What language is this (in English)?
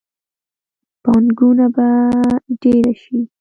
Pashto